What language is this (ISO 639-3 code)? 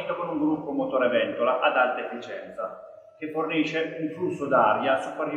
ita